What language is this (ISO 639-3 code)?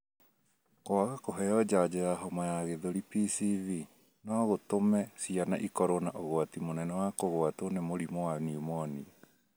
kik